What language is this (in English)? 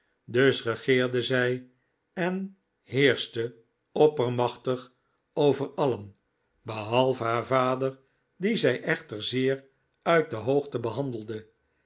Dutch